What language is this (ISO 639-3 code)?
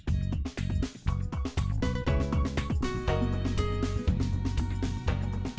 vie